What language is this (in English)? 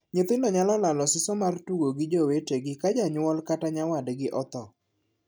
Luo (Kenya and Tanzania)